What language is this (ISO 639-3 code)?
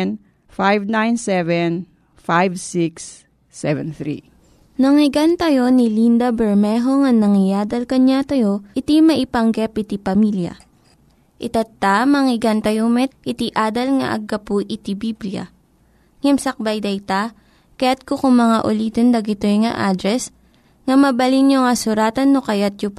fil